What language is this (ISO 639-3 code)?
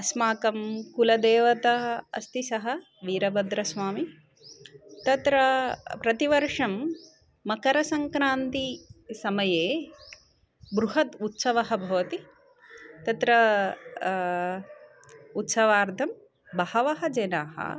san